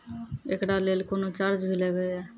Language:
Maithili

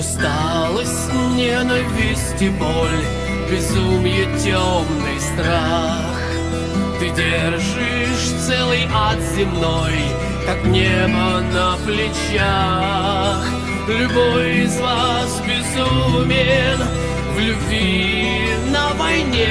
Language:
Russian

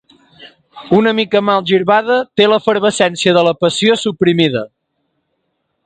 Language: Catalan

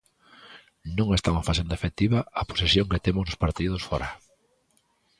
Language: Galician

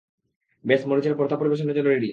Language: Bangla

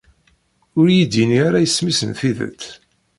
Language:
Kabyle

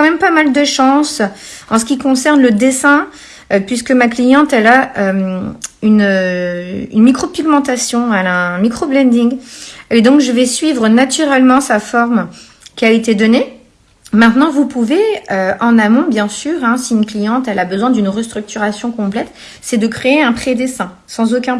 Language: French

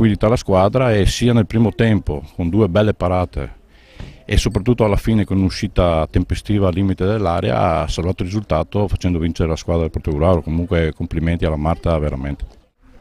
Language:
Italian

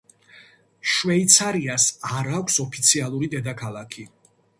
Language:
Georgian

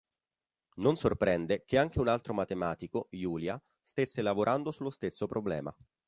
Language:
Italian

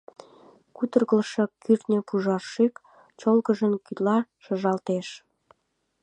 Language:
Mari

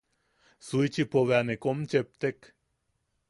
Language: Yaqui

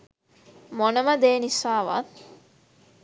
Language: Sinhala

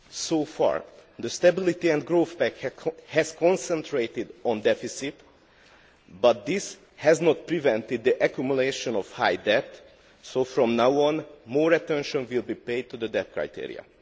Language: English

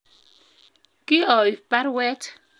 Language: Kalenjin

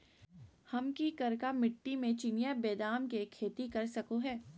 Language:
Magahi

